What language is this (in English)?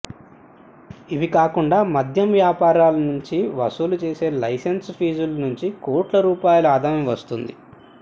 Telugu